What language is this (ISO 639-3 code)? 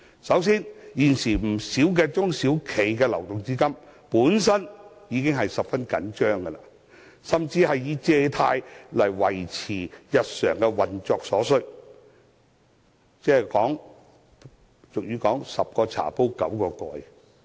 yue